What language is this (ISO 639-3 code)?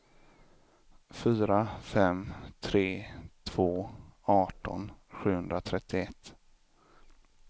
swe